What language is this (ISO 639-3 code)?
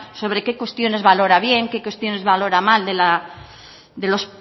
spa